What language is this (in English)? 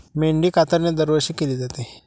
Marathi